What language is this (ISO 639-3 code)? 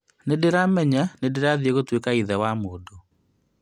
kik